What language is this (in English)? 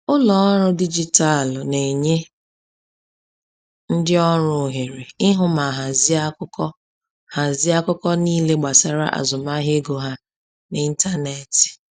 Igbo